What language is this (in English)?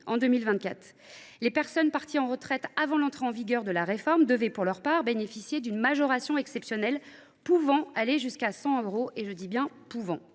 French